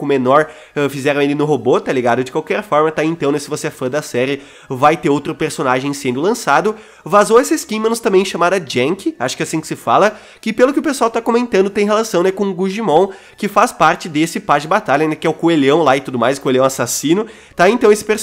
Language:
Portuguese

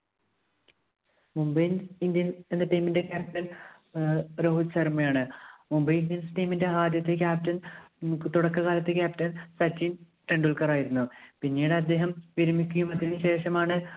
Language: Malayalam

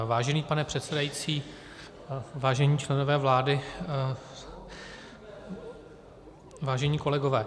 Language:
Czech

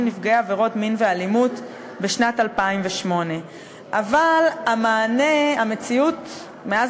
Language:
Hebrew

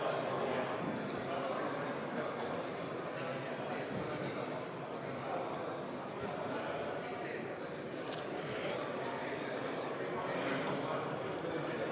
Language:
Estonian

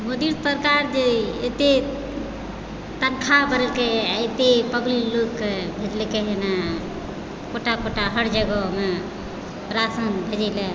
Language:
Maithili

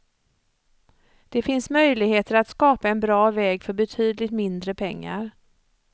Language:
Swedish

